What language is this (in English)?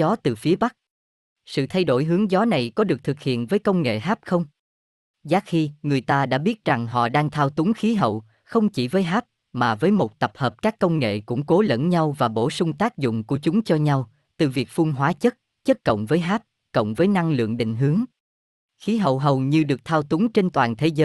Vietnamese